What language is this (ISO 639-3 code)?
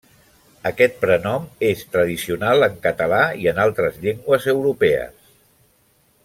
cat